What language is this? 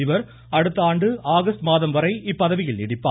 Tamil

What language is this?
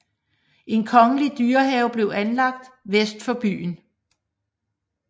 Danish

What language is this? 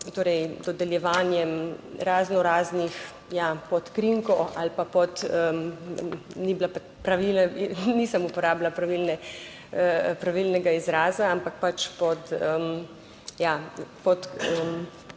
Slovenian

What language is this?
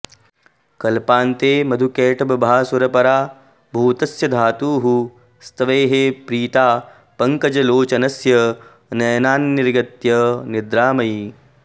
Sanskrit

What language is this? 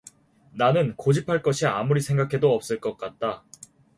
Korean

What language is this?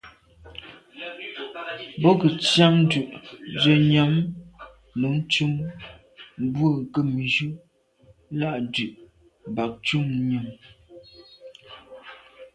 Medumba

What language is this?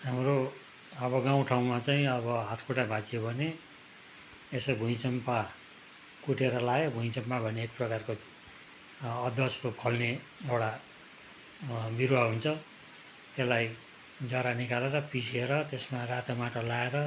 Nepali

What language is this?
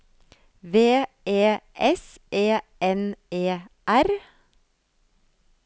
Norwegian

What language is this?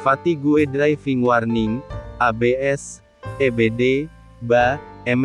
Indonesian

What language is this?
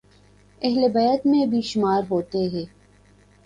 Urdu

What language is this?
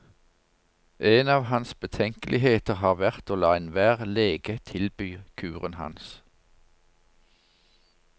Norwegian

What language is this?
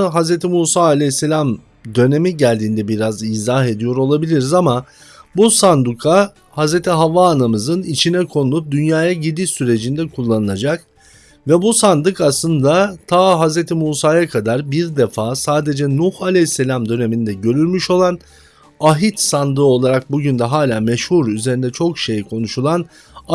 Turkish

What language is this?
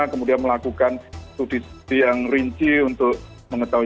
Indonesian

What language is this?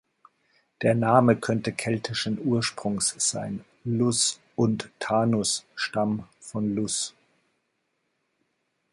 German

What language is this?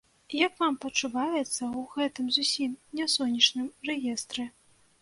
Belarusian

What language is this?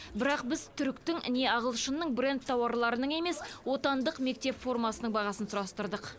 Kazakh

